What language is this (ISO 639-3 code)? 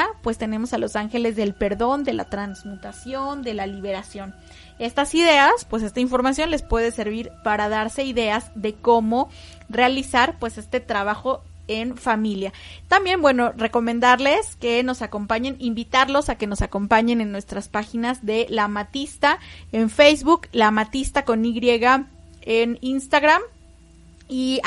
spa